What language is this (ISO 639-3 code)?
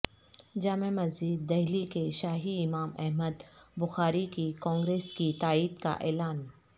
urd